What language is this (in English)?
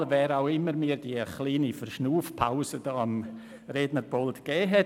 Swiss German